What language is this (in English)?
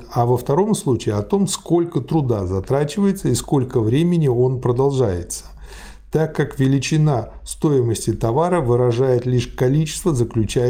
Russian